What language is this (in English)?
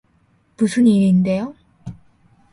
Korean